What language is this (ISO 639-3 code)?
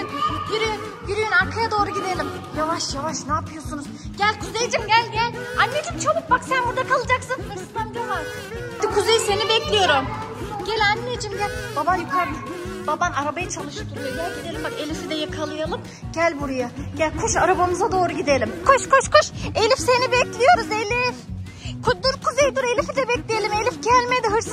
tur